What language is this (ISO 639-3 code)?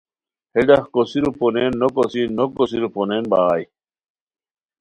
khw